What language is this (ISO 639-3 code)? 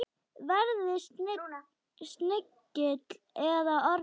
isl